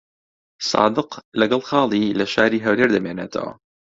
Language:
Central Kurdish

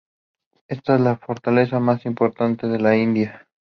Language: Spanish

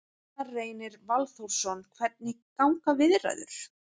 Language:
Icelandic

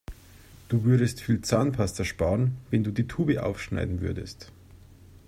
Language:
German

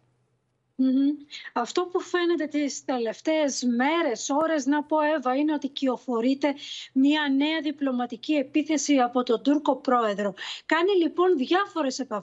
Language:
Greek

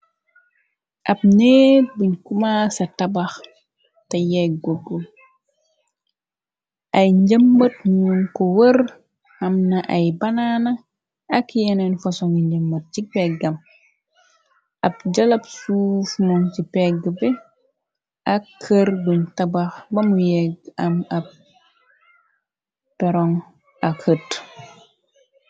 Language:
Wolof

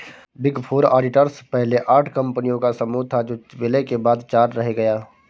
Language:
Hindi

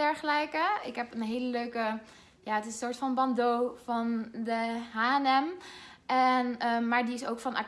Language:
Dutch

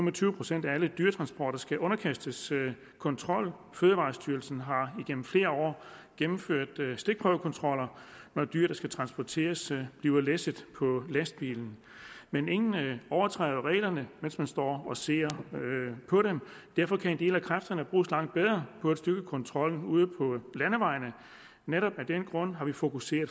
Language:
Danish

